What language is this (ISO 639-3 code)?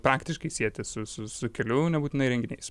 lit